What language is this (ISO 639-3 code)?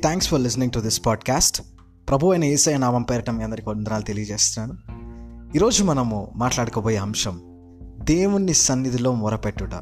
tel